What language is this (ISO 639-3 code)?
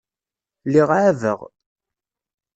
kab